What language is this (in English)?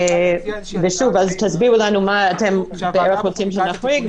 Hebrew